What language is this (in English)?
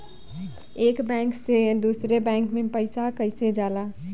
Bhojpuri